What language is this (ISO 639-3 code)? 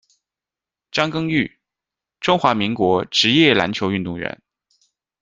zho